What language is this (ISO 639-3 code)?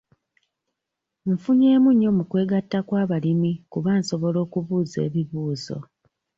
lug